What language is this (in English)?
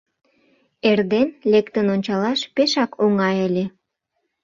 Mari